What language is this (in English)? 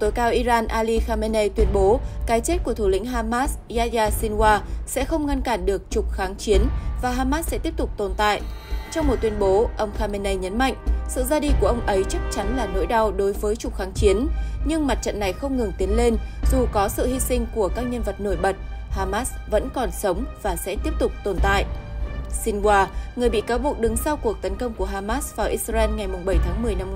Vietnamese